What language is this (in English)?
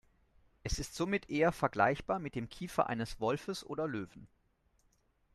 German